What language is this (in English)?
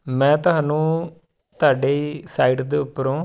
Punjabi